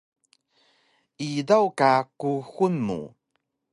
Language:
Taroko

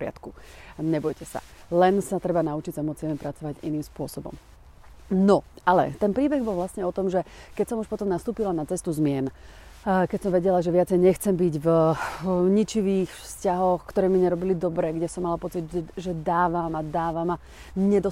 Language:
Slovak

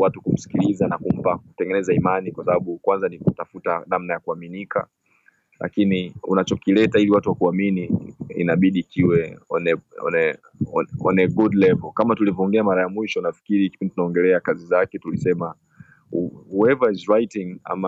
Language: Swahili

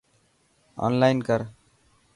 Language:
Dhatki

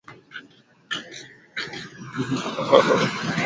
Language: Swahili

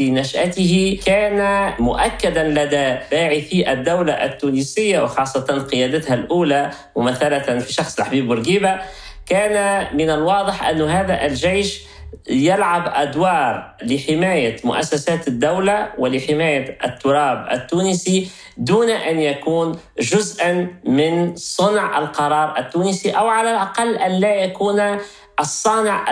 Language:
Arabic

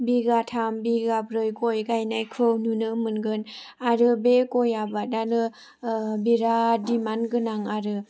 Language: Bodo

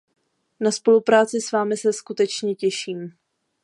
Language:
Czech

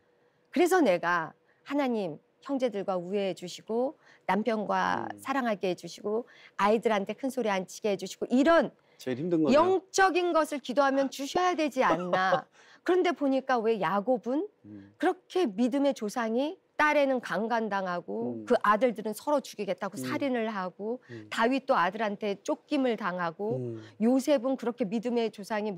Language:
Korean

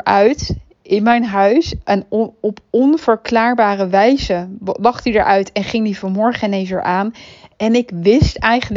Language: Dutch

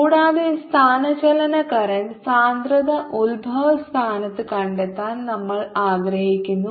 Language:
Malayalam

